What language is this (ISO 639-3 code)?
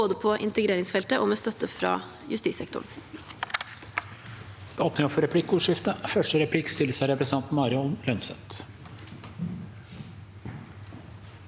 nor